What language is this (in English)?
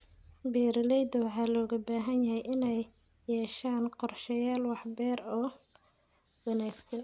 Somali